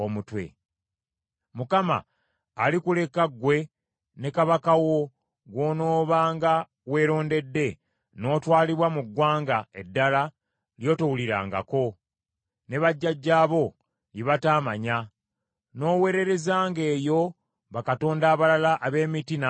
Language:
Ganda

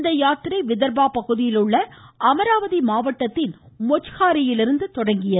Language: Tamil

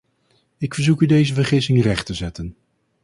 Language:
Dutch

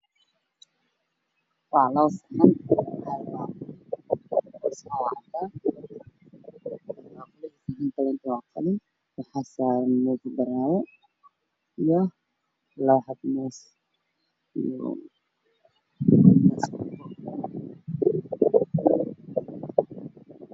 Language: Somali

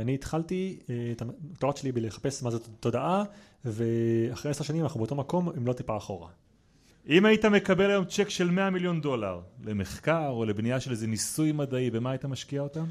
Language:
Hebrew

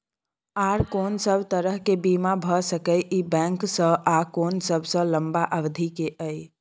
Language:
Maithili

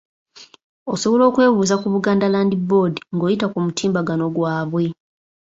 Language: Ganda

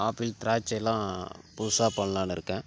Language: Tamil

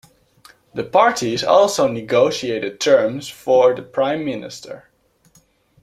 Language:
English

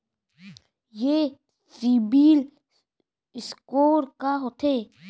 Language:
Chhattisgarhi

